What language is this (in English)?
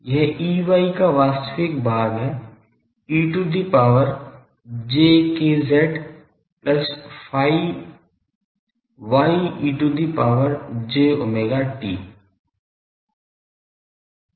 Hindi